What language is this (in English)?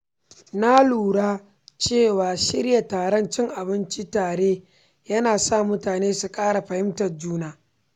Hausa